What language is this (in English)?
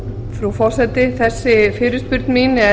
Icelandic